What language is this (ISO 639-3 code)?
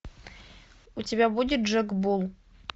rus